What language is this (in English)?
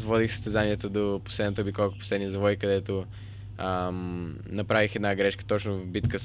Bulgarian